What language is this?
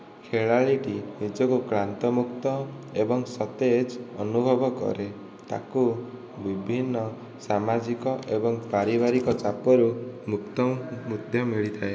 Odia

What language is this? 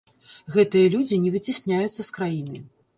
Belarusian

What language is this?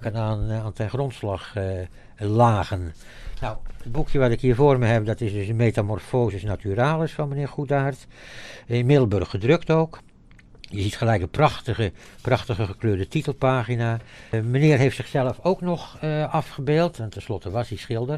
Dutch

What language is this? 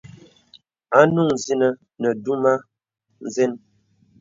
Bebele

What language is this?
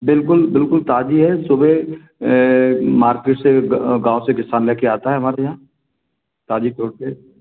Hindi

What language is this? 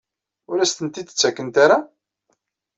Kabyle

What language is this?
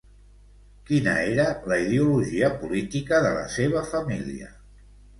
Catalan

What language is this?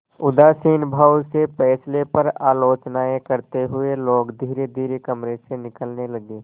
Hindi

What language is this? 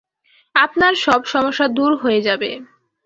Bangla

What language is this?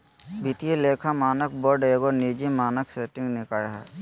Magahi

